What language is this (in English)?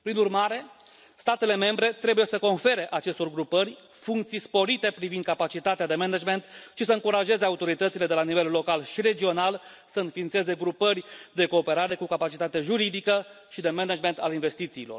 Romanian